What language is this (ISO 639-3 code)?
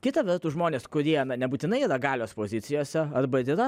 lit